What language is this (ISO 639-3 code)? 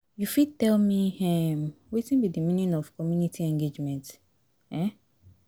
pcm